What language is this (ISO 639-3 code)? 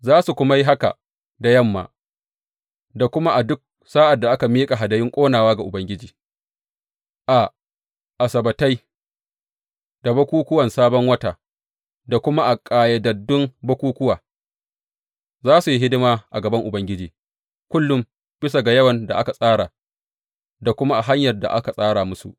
hau